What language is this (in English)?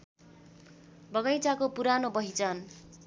Nepali